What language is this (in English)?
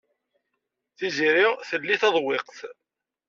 Kabyle